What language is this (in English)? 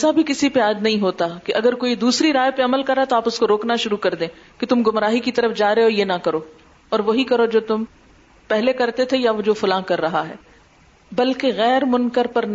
Urdu